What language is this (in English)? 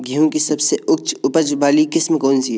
Hindi